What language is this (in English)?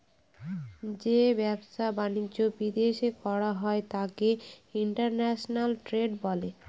Bangla